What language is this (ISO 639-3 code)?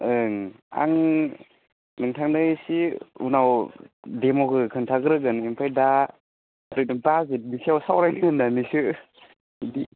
brx